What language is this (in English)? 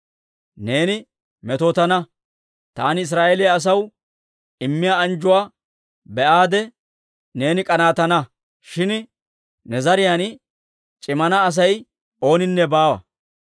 Dawro